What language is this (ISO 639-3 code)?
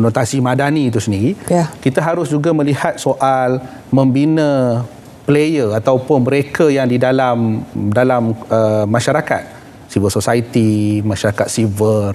msa